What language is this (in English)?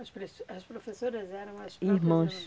Portuguese